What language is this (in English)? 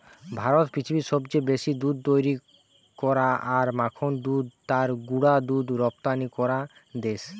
Bangla